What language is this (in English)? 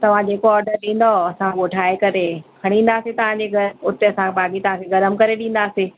Sindhi